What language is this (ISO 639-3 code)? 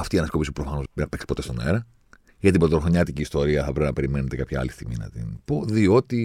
ell